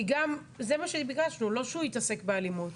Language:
Hebrew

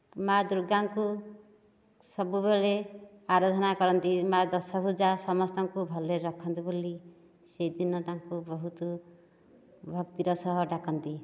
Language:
Odia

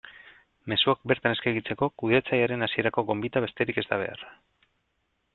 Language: Basque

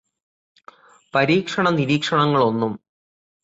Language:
Malayalam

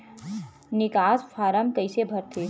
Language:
Chhattisgarhi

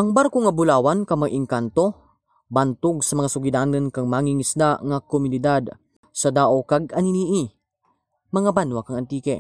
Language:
Filipino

